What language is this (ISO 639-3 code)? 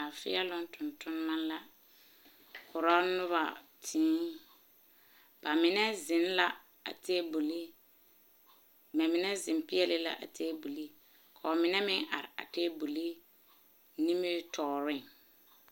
dga